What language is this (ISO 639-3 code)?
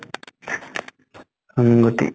asm